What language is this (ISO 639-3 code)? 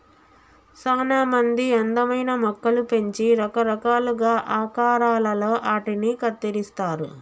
tel